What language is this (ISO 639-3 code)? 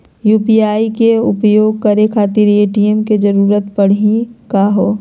mag